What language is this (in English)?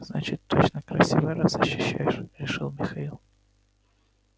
Russian